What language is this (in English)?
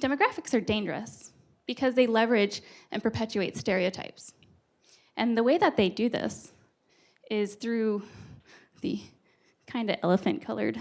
English